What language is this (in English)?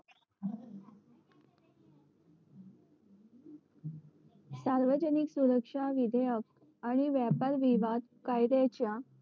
Marathi